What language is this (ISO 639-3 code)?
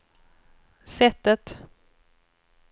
swe